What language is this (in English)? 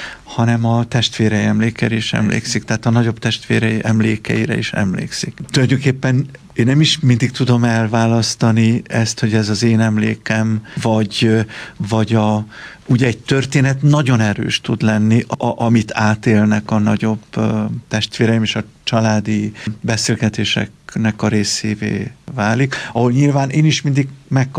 Hungarian